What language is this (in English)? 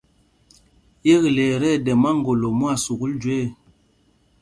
Mpumpong